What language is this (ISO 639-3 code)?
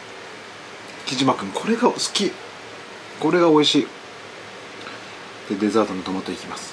jpn